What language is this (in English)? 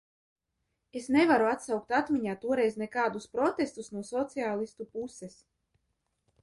Latvian